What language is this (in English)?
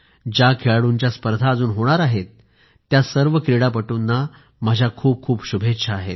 Marathi